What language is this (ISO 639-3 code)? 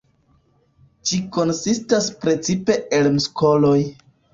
epo